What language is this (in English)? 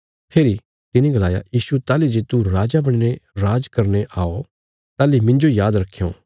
Bilaspuri